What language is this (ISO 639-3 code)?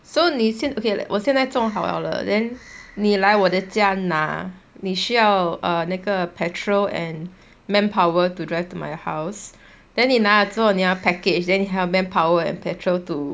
eng